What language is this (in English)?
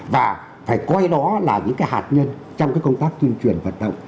Vietnamese